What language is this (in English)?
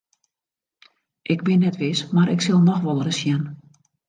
Western Frisian